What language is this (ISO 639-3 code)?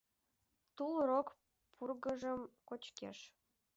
chm